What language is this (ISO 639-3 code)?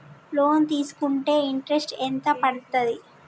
tel